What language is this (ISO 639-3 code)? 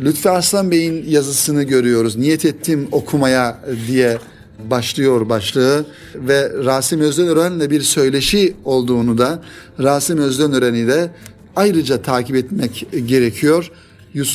tur